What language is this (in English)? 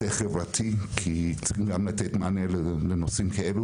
Hebrew